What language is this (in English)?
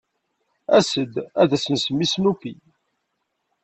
Kabyle